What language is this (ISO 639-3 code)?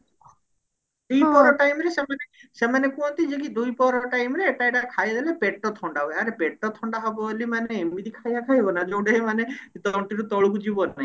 ori